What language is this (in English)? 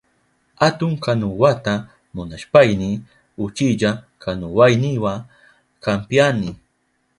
Southern Pastaza Quechua